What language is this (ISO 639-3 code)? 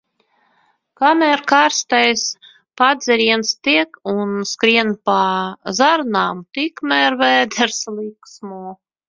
lav